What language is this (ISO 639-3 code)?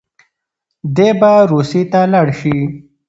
pus